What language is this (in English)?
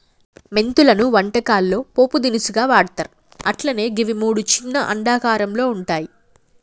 Telugu